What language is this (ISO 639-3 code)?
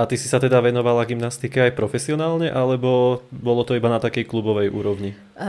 slk